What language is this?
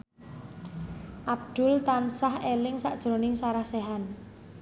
Javanese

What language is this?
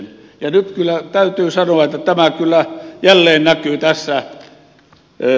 Finnish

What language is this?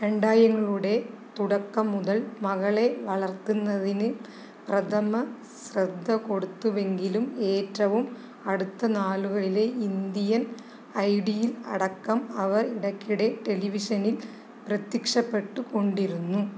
Malayalam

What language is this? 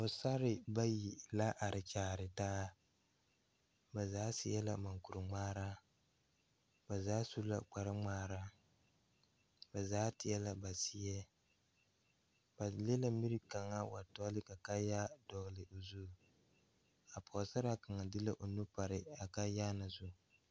Southern Dagaare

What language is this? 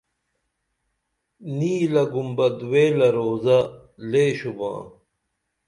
Dameli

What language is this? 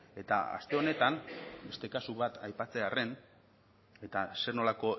Basque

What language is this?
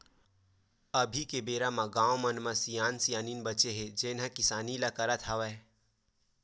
Chhattisgarhi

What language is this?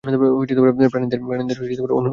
Bangla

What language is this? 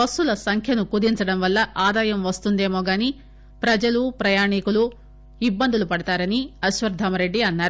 Telugu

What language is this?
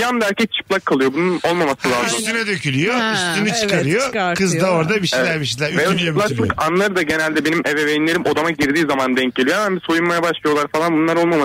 Turkish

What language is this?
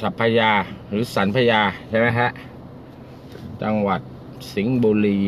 Thai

